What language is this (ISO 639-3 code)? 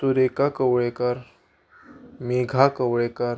kok